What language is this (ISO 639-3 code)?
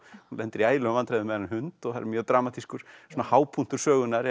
isl